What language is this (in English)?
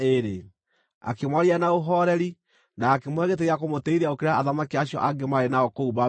Kikuyu